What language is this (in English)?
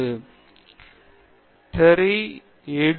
Tamil